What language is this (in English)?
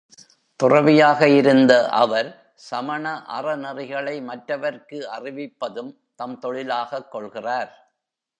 Tamil